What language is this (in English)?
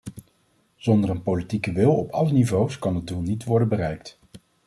Dutch